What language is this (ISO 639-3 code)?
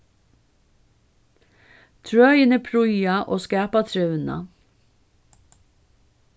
fao